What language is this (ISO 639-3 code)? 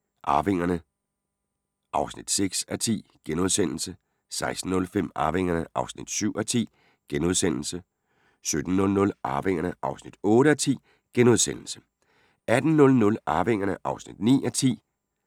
dan